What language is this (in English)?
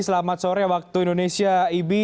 Indonesian